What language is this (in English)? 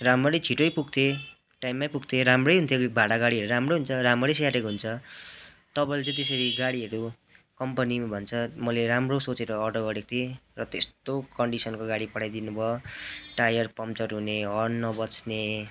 Nepali